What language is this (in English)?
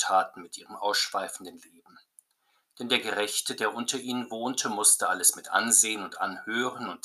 German